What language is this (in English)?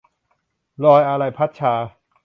Thai